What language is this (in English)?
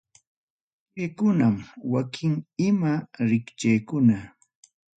Ayacucho Quechua